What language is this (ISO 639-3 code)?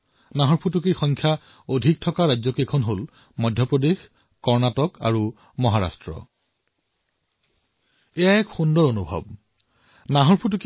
asm